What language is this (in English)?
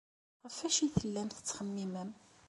Kabyle